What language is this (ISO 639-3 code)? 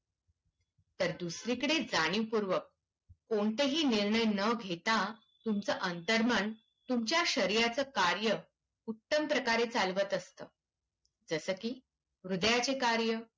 mar